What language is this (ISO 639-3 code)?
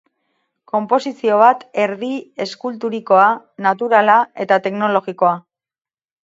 eus